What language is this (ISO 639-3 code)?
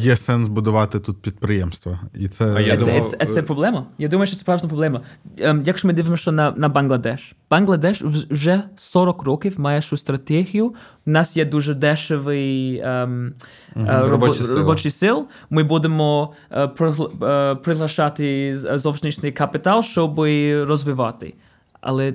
ukr